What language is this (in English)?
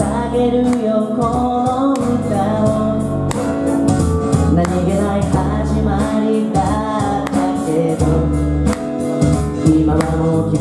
Korean